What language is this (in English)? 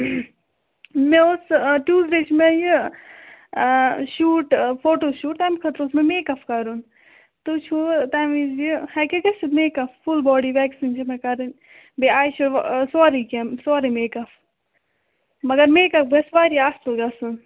Kashmiri